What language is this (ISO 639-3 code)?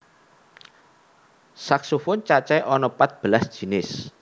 jav